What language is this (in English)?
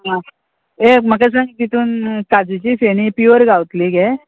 Konkani